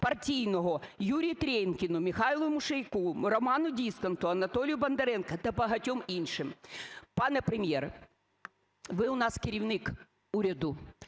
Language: Ukrainian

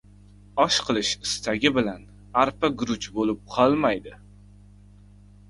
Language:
Uzbek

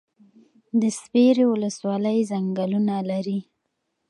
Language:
Pashto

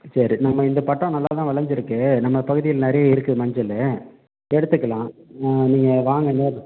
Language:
Tamil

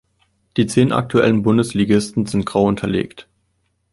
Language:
German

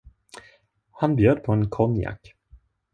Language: Swedish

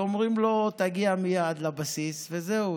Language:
Hebrew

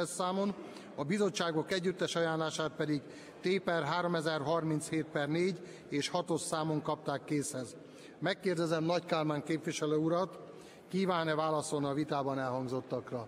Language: Hungarian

